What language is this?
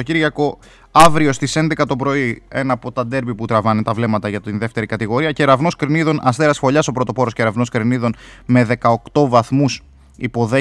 Greek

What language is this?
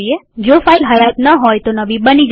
Gujarati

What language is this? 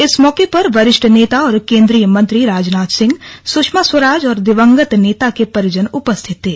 Hindi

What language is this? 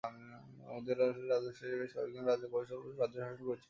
Bangla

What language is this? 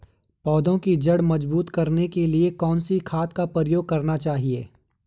Hindi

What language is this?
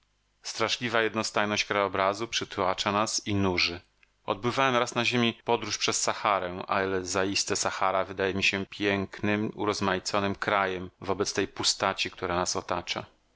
Polish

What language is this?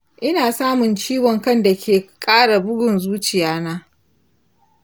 Hausa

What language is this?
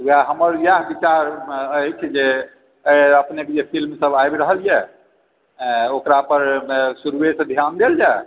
Maithili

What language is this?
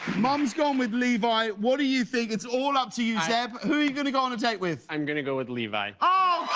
English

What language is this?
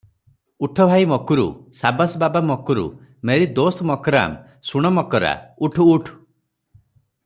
Odia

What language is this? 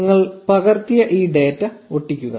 Malayalam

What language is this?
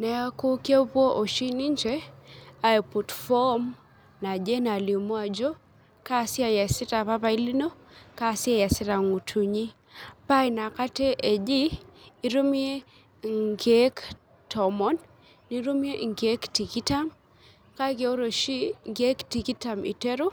Masai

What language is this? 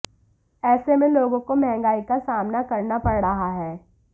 Hindi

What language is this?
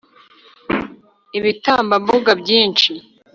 Kinyarwanda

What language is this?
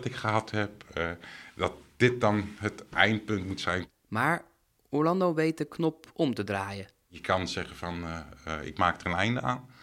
Dutch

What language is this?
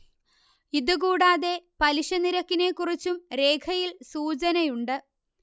Malayalam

